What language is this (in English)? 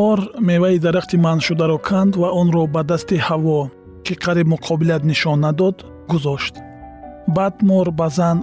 Persian